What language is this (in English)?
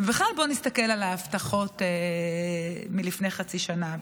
Hebrew